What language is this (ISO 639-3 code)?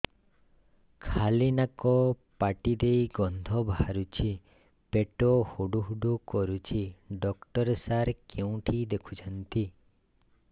ori